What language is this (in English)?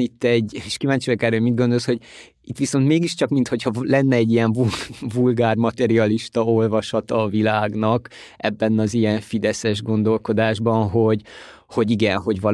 Hungarian